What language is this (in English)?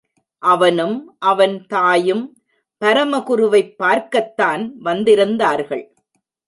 Tamil